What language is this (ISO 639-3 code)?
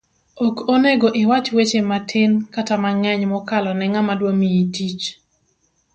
luo